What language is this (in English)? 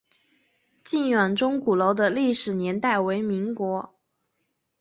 Chinese